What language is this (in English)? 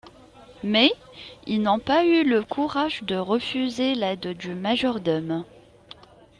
French